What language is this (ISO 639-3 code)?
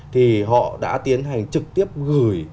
vie